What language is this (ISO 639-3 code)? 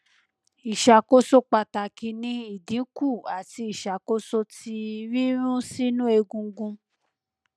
yor